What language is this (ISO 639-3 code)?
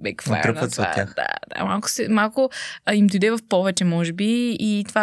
bul